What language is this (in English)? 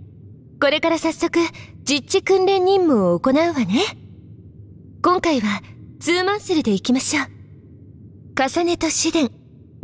Japanese